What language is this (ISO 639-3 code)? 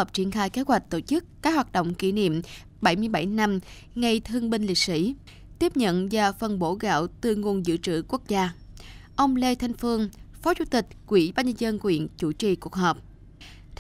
vie